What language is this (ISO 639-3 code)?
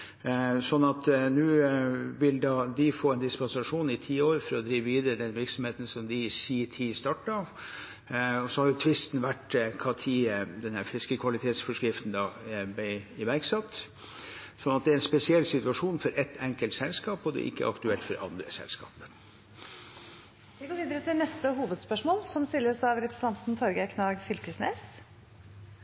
nor